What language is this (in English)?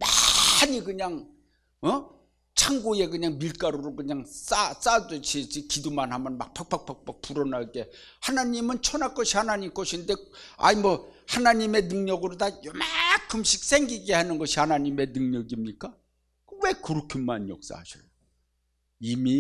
Korean